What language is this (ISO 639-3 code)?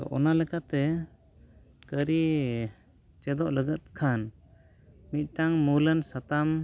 sat